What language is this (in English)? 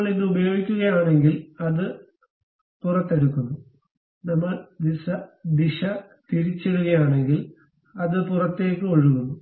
Malayalam